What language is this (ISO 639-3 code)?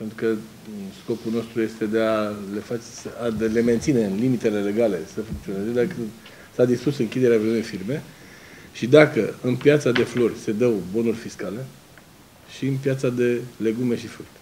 ron